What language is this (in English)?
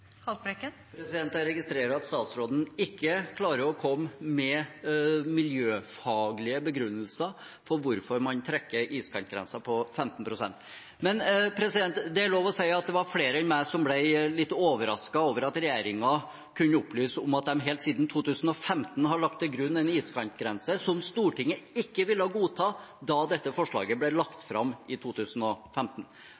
Norwegian Bokmål